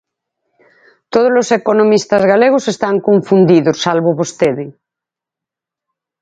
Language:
Galician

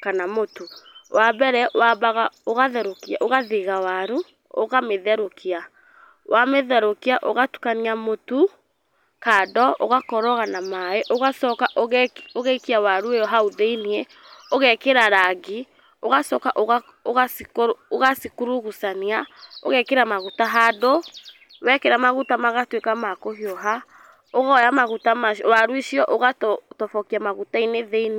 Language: Kikuyu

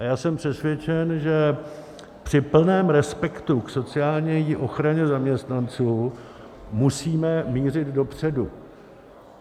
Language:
Czech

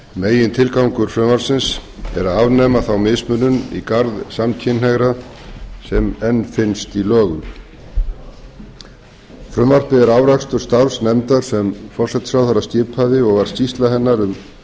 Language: Icelandic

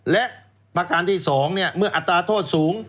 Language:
Thai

